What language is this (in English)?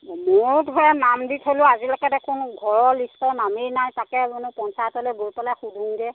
Assamese